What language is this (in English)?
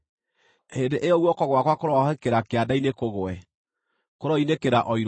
Kikuyu